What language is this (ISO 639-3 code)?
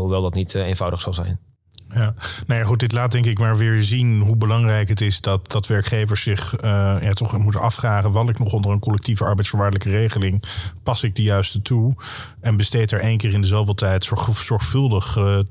nld